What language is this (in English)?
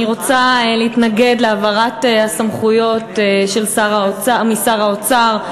Hebrew